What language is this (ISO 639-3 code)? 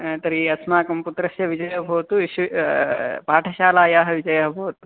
san